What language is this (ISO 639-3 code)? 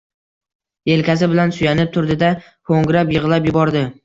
uzb